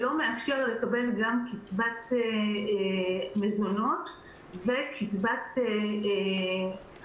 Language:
Hebrew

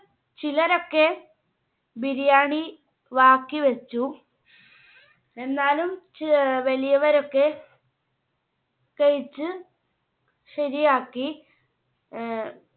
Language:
Malayalam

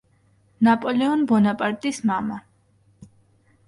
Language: Georgian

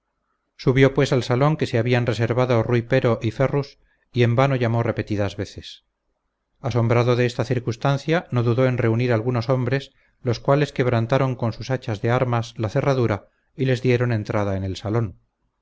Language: Spanish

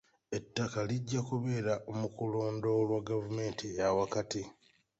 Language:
Ganda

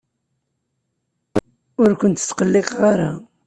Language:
Kabyle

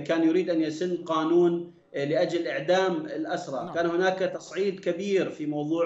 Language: Arabic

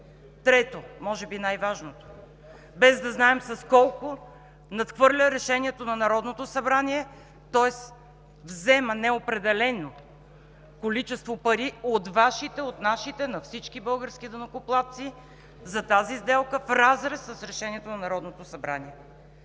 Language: Bulgarian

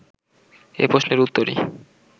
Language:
Bangla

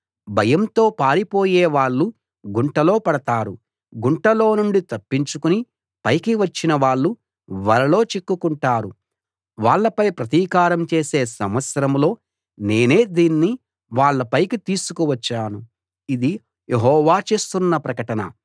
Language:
Telugu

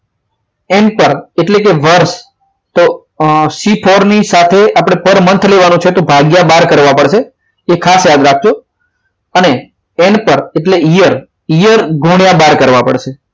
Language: Gujarati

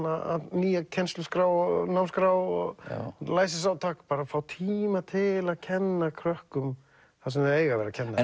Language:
Icelandic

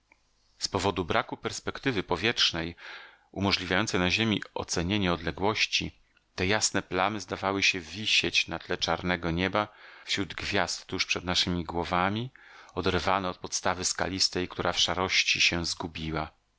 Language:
Polish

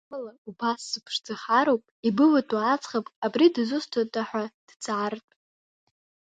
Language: Abkhazian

